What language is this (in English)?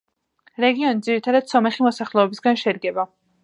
Georgian